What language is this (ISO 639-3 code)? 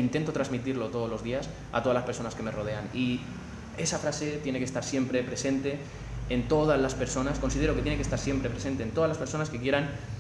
spa